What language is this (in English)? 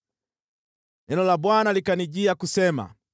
Swahili